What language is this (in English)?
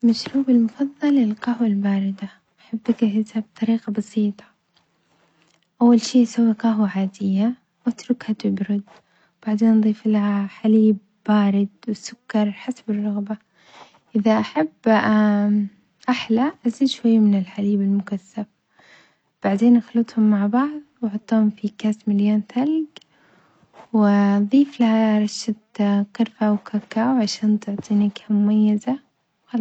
Omani Arabic